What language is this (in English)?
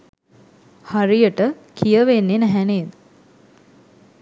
Sinhala